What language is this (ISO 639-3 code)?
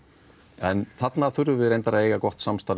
isl